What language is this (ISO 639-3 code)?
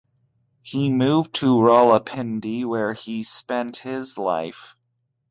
eng